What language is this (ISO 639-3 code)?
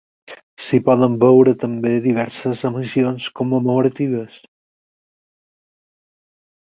cat